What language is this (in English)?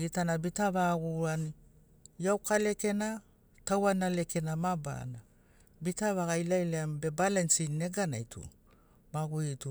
Sinaugoro